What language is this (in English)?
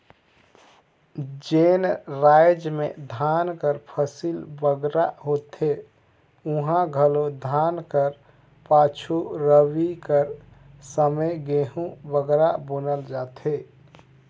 Chhattisgarhi